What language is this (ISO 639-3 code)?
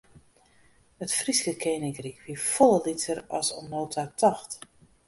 fry